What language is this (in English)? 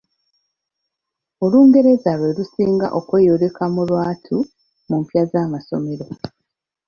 Ganda